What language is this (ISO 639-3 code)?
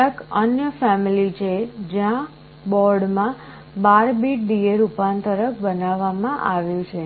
guj